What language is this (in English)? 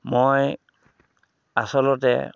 Assamese